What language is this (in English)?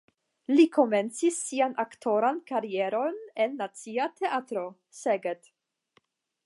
Esperanto